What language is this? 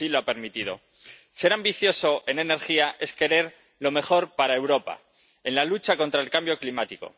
Spanish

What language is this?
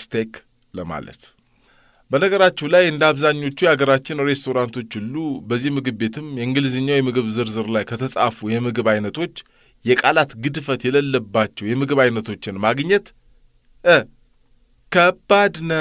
Arabic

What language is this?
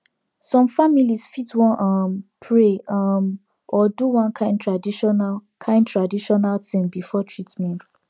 Nigerian Pidgin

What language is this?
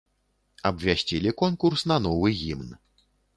Belarusian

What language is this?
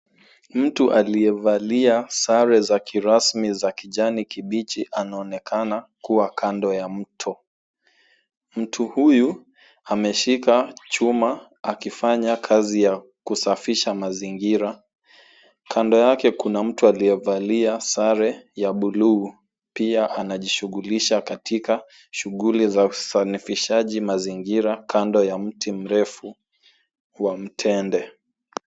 Swahili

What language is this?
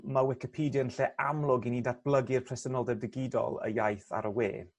Welsh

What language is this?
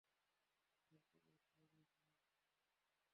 Bangla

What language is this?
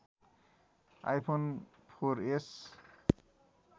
Nepali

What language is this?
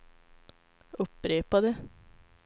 Swedish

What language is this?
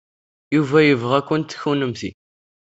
Kabyle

